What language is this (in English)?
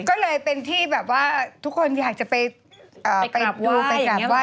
Thai